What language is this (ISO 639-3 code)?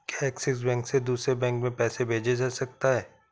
hin